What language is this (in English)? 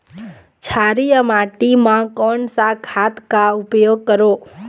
Chhattisgarhi